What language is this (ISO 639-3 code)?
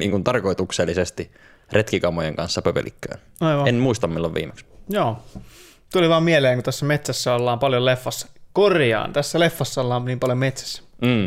fin